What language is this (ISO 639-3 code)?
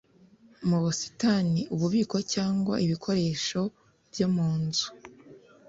kin